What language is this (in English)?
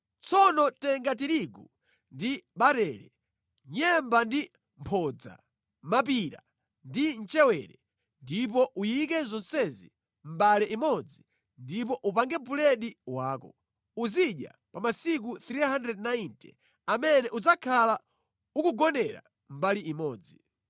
Nyanja